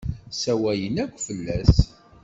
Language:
Kabyle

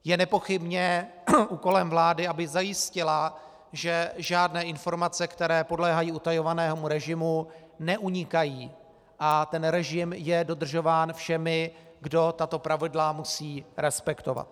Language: Czech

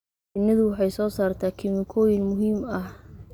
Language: Somali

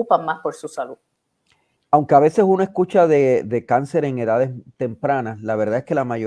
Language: Spanish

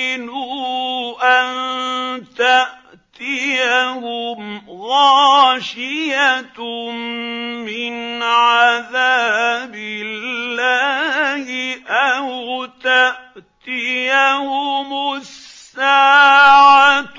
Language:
Arabic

